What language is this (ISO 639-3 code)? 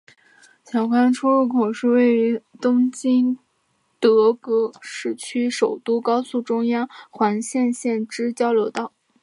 zho